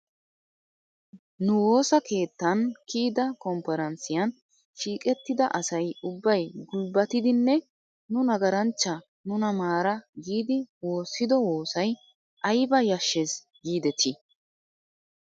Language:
Wolaytta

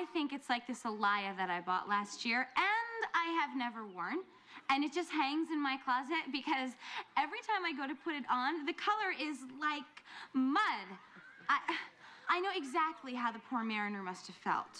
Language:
English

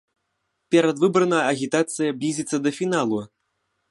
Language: Belarusian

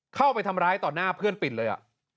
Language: Thai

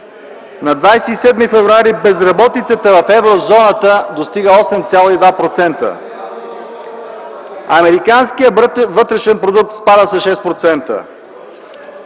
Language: Bulgarian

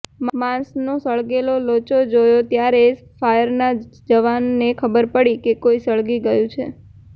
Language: Gujarati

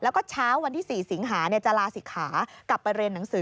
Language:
Thai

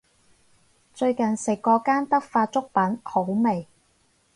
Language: Cantonese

